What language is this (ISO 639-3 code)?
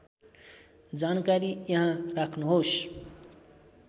nep